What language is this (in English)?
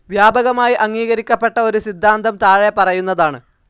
Malayalam